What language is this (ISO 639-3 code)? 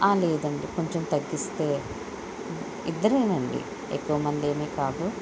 tel